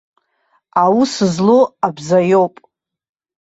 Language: Abkhazian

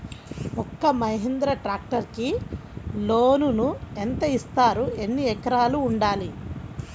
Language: Telugu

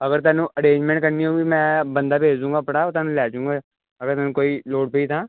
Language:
Punjabi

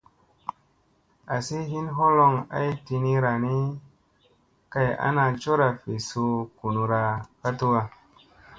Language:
Musey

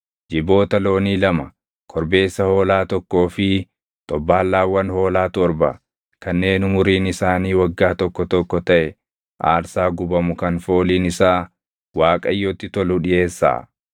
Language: Oromo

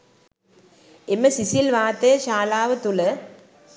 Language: Sinhala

